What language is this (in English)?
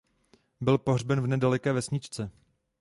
Czech